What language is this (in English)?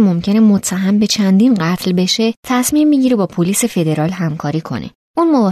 Persian